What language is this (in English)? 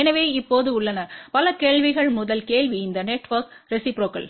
Tamil